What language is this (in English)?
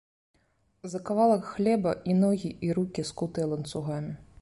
Belarusian